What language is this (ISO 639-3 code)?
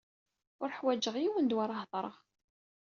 kab